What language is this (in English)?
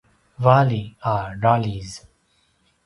Paiwan